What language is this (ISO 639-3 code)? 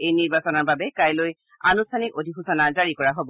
asm